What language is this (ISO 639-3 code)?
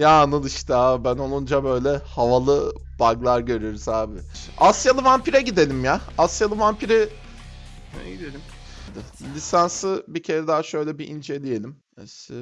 tur